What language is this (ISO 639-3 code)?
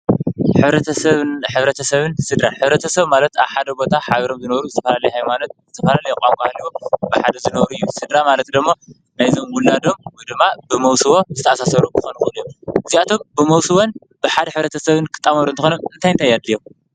tir